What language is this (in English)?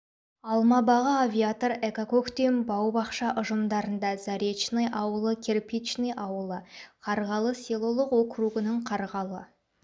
Kazakh